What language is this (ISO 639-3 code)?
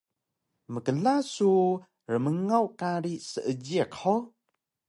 trv